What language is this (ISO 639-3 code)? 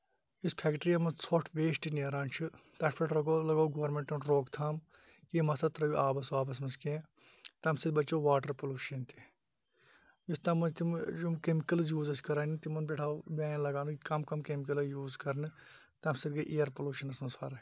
kas